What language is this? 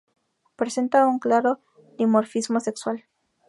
Spanish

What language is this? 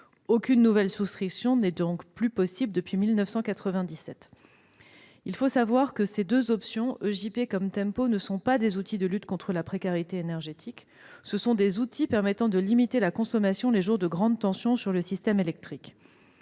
French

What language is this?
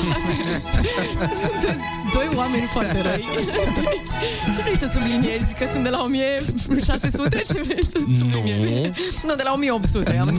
Romanian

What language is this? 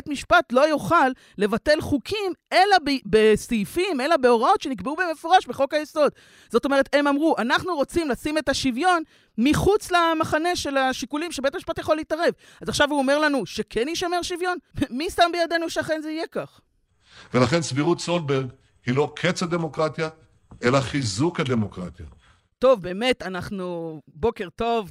Hebrew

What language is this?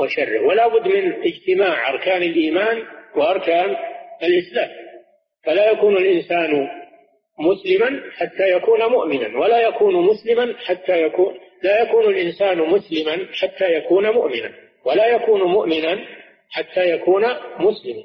Arabic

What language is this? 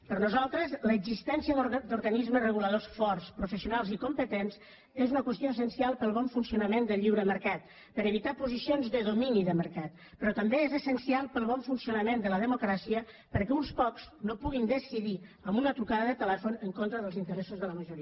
Catalan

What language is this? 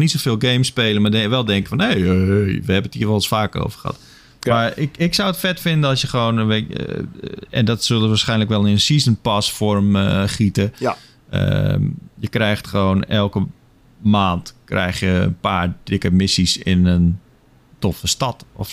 Dutch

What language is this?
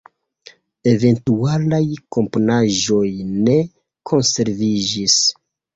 Esperanto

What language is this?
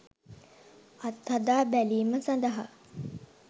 Sinhala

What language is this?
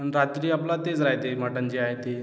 Marathi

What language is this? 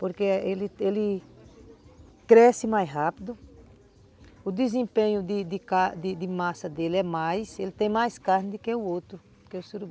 Portuguese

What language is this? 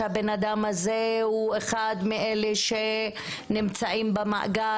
Hebrew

